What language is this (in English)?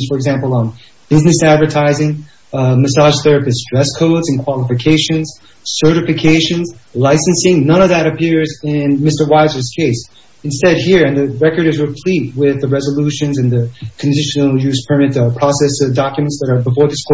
English